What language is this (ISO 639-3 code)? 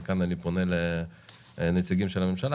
heb